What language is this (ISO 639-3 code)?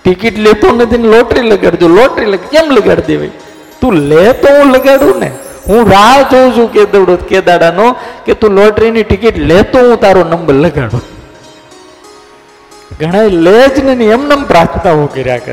guj